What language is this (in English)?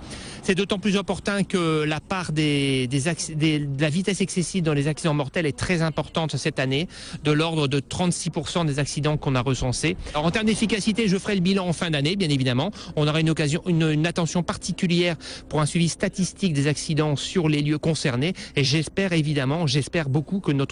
French